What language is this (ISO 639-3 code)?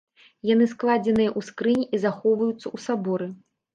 bel